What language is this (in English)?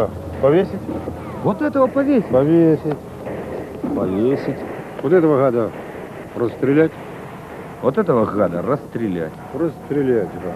Russian